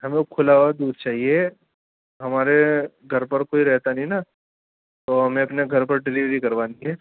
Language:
Urdu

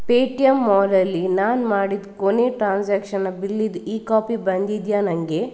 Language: Kannada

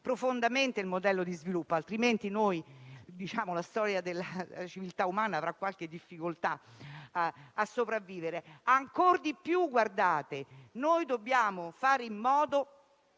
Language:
Italian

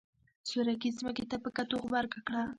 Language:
Pashto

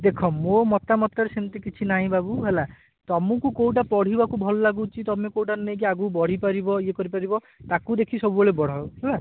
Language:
Odia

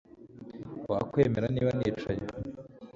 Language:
Kinyarwanda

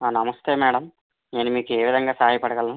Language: Telugu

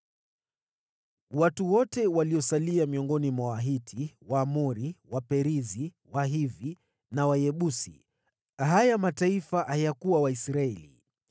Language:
Swahili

